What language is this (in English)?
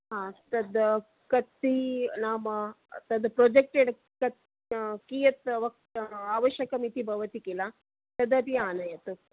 Sanskrit